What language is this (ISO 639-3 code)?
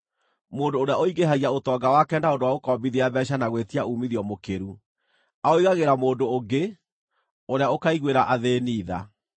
kik